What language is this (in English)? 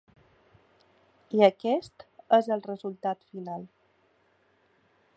Catalan